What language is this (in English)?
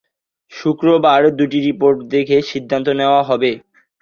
Bangla